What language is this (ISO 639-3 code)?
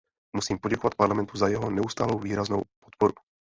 ces